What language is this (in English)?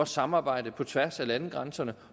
Danish